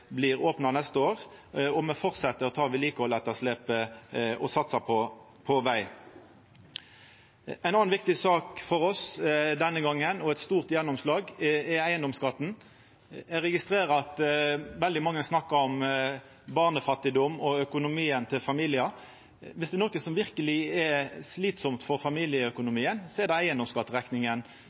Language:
Norwegian Nynorsk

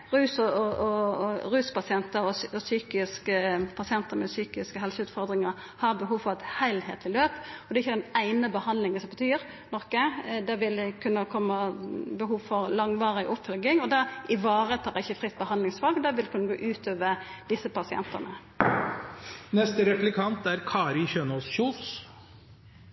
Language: Norwegian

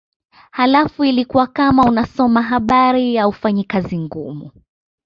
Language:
Swahili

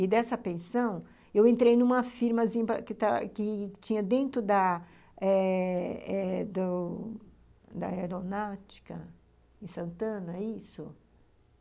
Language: Portuguese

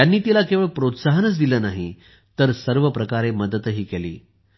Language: Marathi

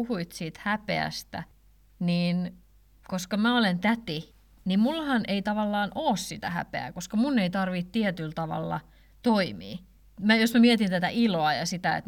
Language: Finnish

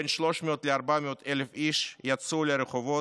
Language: Hebrew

